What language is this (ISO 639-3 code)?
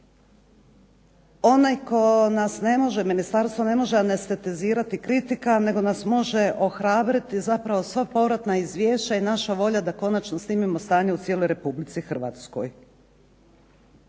hrv